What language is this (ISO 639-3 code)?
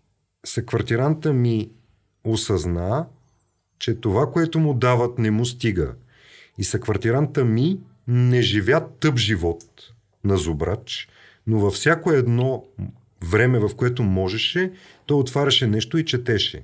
bul